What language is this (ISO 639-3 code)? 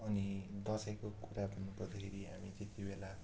nep